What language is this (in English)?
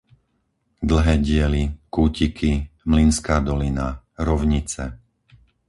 Slovak